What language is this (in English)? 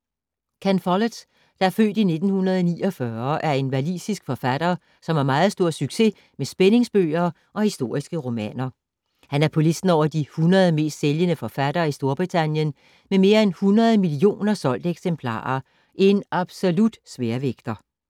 Danish